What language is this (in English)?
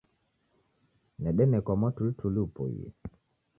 Taita